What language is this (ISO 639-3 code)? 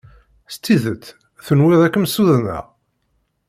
kab